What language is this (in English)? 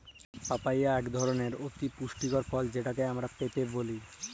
Bangla